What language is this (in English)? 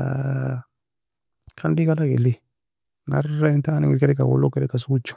Nobiin